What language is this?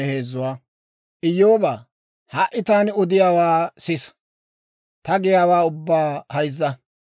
Dawro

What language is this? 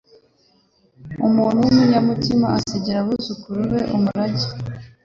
Kinyarwanda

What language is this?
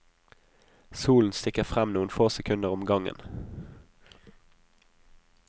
Norwegian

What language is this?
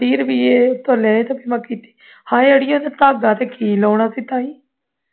Punjabi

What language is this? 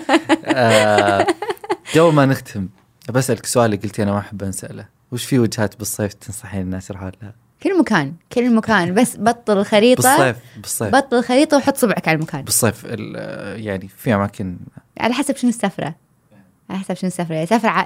Arabic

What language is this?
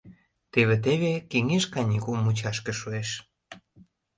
Mari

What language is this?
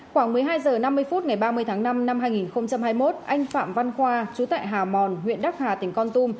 Vietnamese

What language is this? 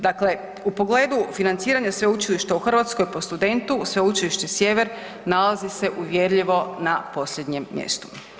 Croatian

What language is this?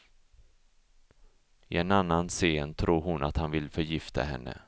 Swedish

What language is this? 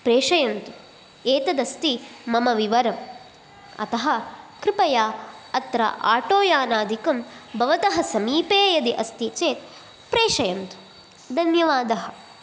Sanskrit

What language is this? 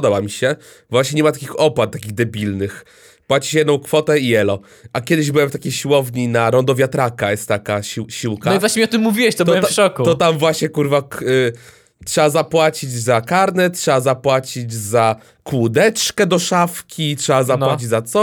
Polish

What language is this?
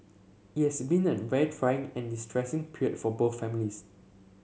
English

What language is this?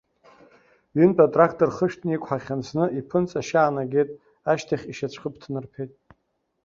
Abkhazian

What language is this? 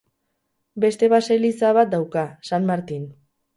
Basque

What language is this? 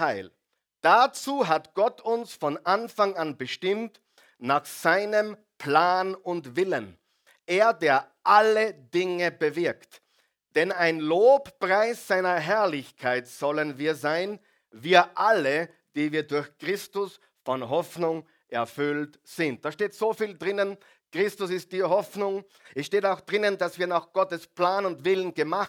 German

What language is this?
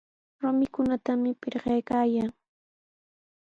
Sihuas Ancash Quechua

